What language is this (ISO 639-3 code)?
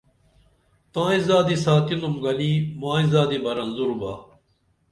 dml